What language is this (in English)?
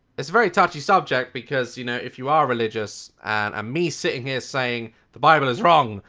English